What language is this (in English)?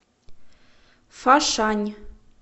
Russian